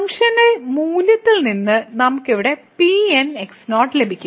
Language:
Malayalam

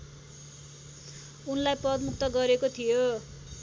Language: Nepali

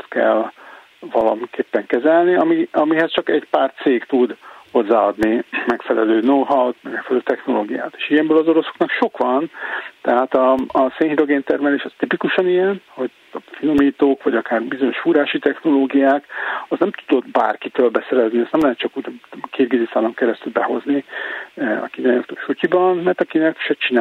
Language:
Hungarian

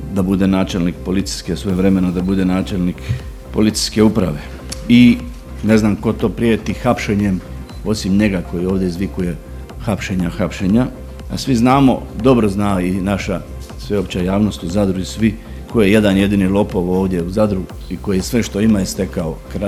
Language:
Croatian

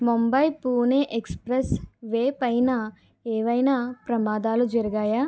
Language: Telugu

